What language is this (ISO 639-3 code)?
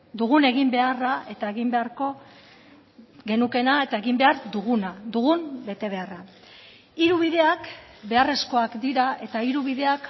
eus